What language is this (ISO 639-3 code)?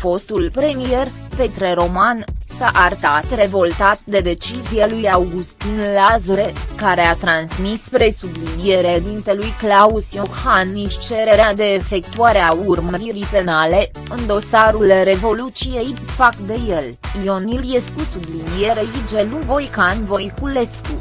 ron